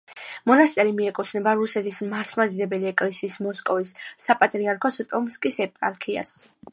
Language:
Georgian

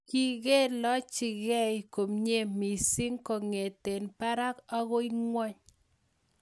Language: Kalenjin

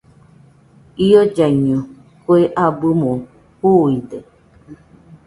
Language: Nüpode Huitoto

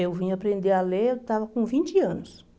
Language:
Portuguese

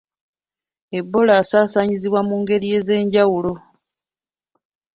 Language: Ganda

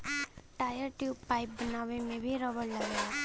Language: Bhojpuri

